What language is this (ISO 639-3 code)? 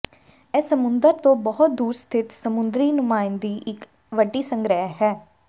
pan